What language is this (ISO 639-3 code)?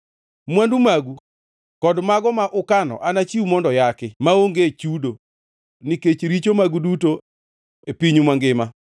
luo